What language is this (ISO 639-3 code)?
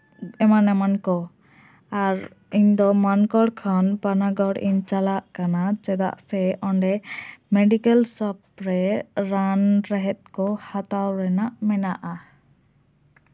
sat